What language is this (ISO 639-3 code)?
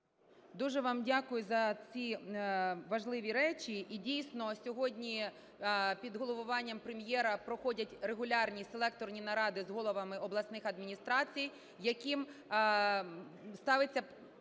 ukr